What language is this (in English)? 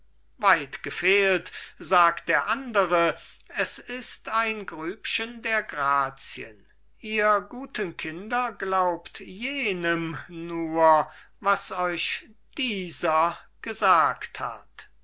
German